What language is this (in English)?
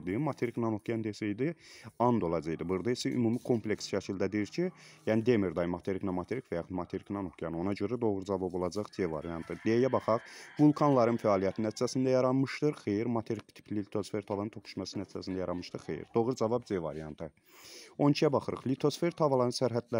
Turkish